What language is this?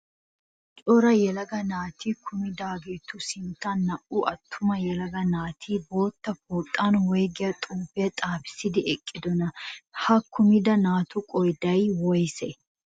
Wolaytta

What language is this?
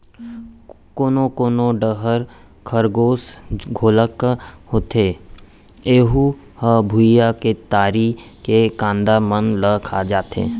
Chhattisgarhi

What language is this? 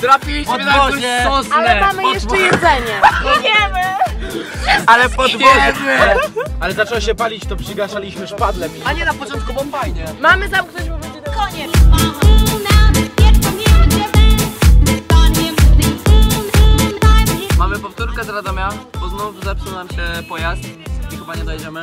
Polish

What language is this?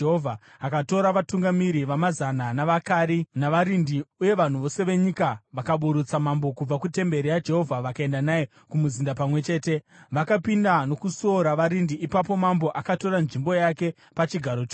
Shona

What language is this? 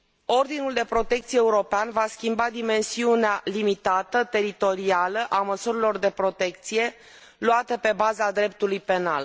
Romanian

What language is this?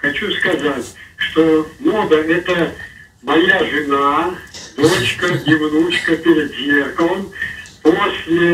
Russian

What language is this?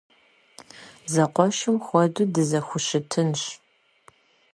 Kabardian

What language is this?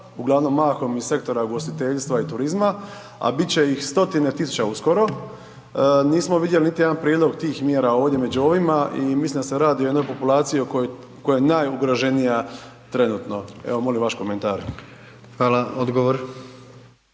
Croatian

